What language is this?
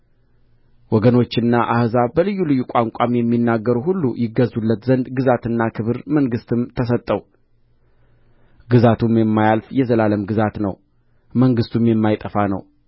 Amharic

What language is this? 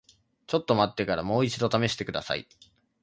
Japanese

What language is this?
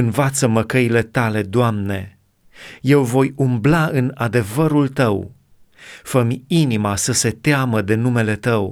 Romanian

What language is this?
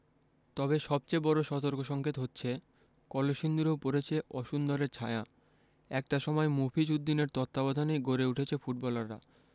Bangla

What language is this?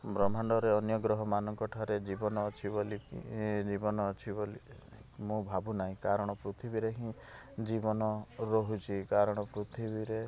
Odia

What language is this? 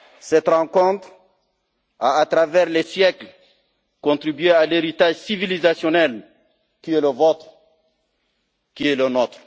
French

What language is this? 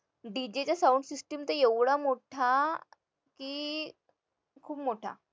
Marathi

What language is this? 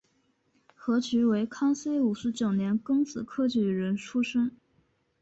Chinese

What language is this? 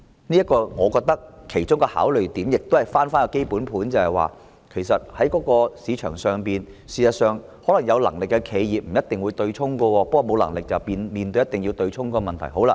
Cantonese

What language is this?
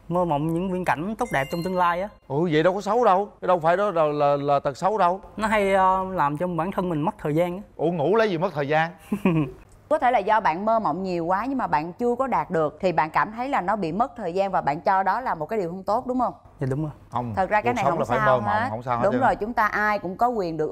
Vietnamese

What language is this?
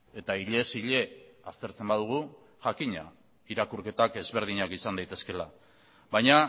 Basque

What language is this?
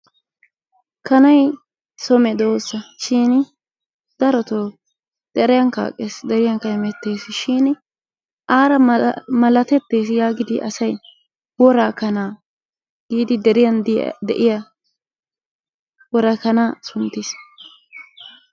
Wolaytta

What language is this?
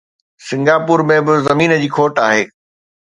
Sindhi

